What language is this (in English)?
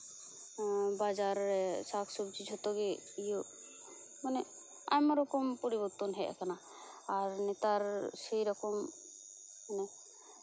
Santali